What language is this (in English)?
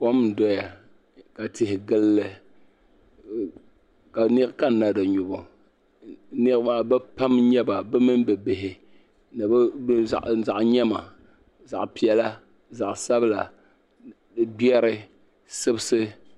Dagbani